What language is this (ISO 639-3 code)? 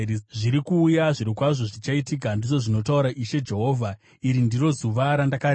sna